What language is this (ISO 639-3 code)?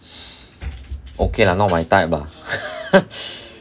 eng